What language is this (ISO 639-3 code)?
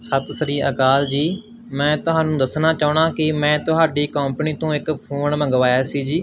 pan